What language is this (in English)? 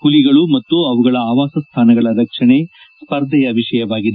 Kannada